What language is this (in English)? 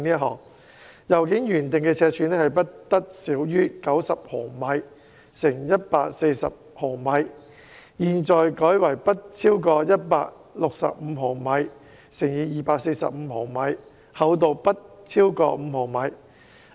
Cantonese